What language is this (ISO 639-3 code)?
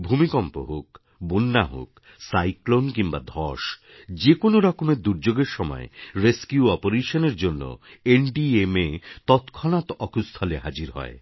ben